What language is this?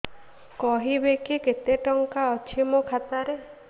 Odia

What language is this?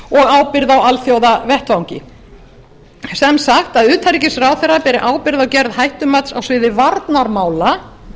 Icelandic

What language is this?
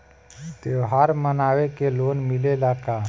Bhojpuri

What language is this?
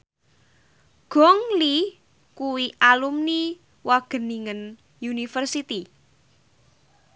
Javanese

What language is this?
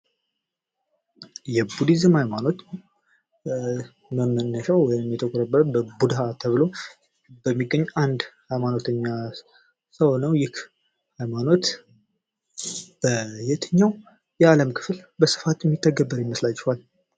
Amharic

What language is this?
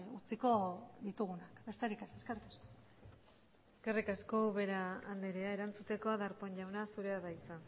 Basque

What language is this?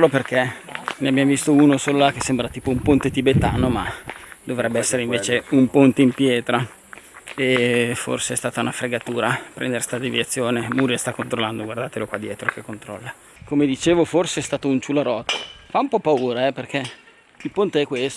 Italian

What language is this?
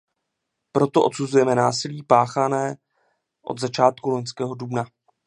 Czech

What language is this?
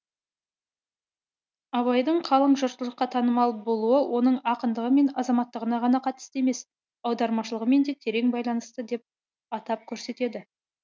Kazakh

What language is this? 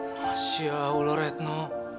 Indonesian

